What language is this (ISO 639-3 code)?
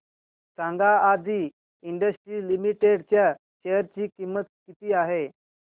mar